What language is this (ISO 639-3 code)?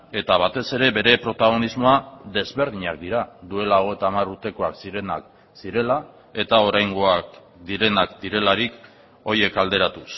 eus